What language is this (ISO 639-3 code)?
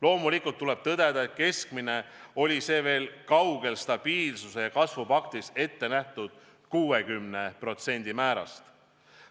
est